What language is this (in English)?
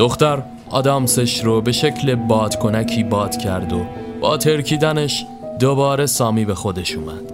Persian